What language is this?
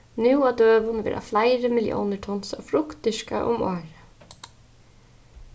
Faroese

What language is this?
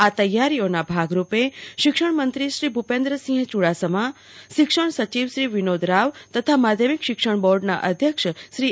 Gujarati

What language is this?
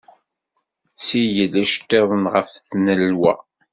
Kabyle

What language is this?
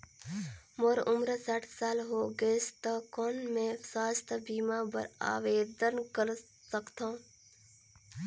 Chhattisgarhi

